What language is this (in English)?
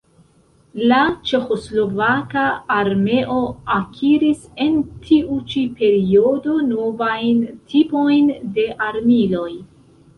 Esperanto